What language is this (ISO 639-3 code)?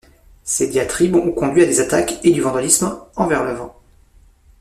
fra